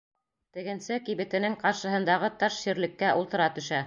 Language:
Bashkir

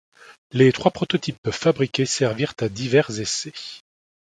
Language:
French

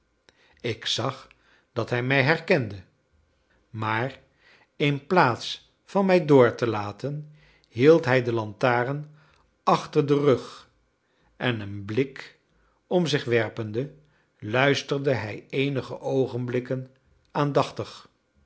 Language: Dutch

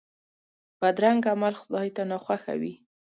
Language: Pashto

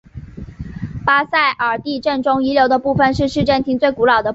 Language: Chinese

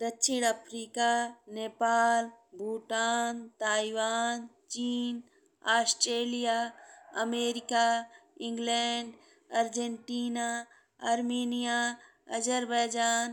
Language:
Bhojpuri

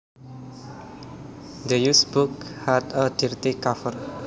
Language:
Javanese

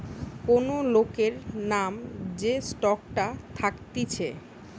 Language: Bangla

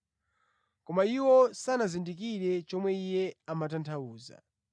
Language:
Nyanja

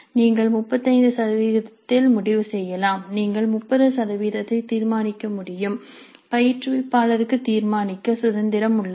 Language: Tamil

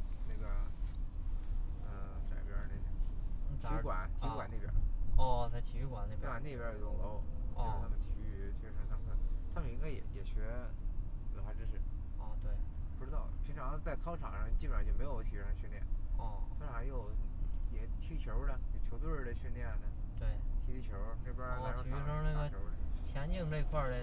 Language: Chinese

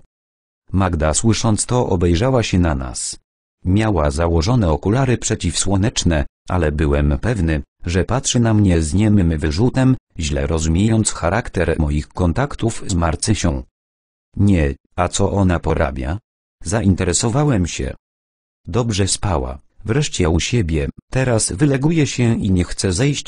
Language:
Polish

